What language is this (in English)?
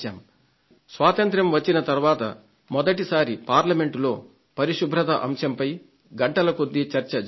Telugu